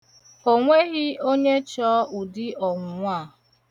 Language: Igbo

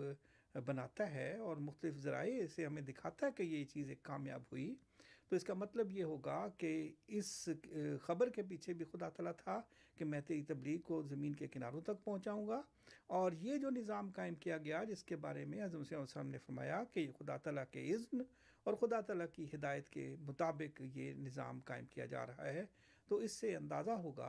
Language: Urdu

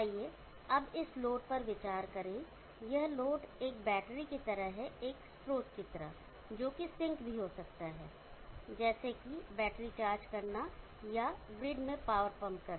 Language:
Hindi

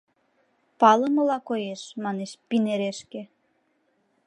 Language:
Mari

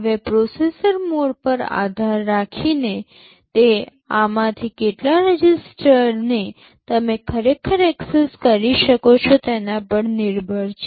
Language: Gujarati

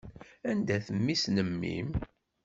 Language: Kabyle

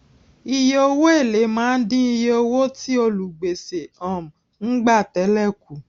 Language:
Yoruba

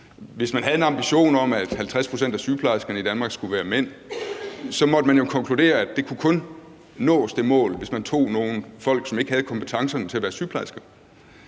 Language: Danish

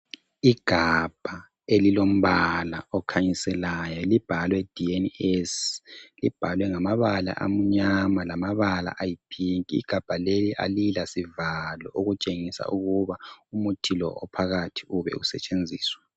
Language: North Ndebele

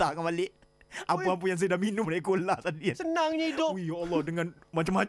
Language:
Malay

